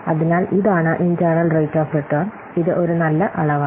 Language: Malayalam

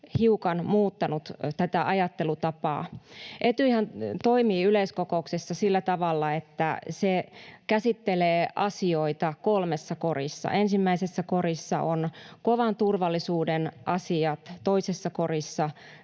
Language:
Finnish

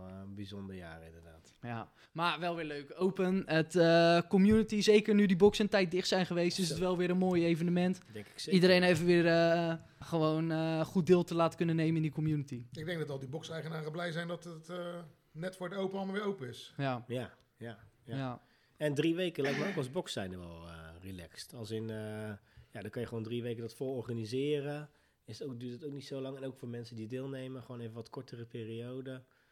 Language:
Dutch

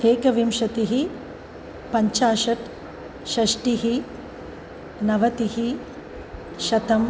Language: Sanskrit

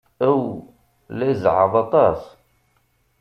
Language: Kabyle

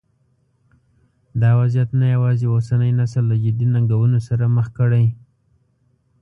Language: Pashto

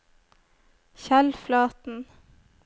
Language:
Norwegian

